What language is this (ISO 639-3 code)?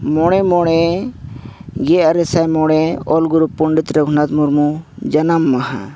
sat